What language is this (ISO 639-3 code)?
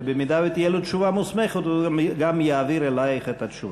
heb